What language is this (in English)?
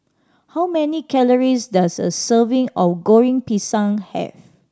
English